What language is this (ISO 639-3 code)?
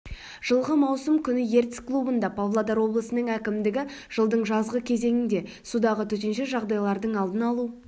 kaz